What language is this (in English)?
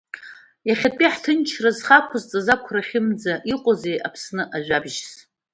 Abkhazian